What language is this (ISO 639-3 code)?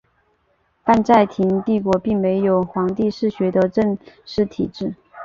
zho